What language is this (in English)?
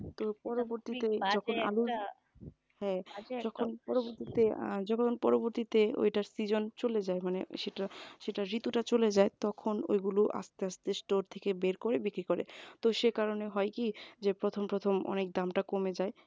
Bangla